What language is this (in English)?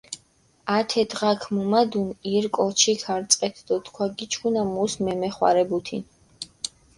Mingrelian